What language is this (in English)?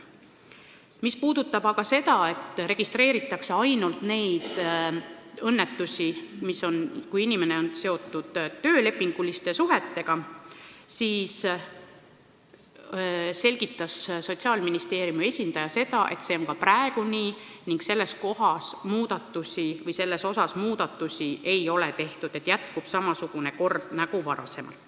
Estonian